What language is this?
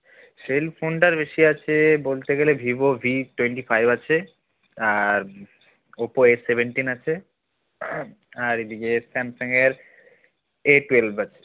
Bangla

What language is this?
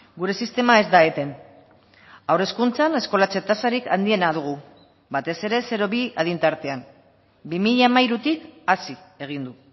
Basque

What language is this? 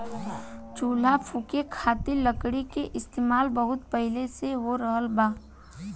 Bhojpuri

